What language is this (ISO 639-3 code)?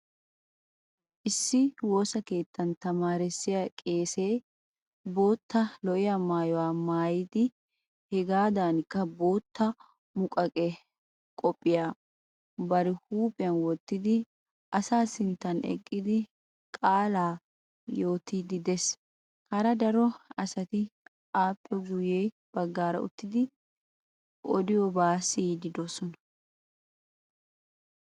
wal